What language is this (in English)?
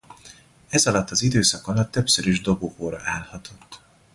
Hungarian